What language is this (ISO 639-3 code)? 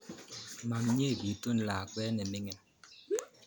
kln